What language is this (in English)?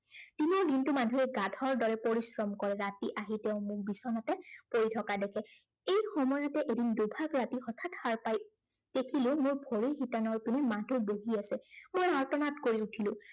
Assamese